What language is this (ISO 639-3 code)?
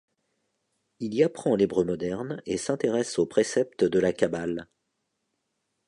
fra